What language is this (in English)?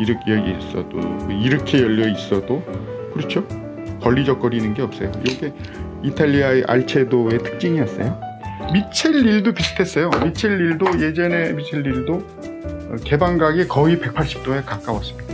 Korean